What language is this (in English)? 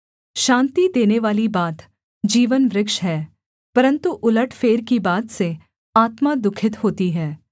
Hindi